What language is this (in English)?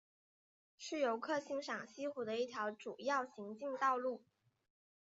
Chinese